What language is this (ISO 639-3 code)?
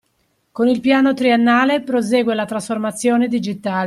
ita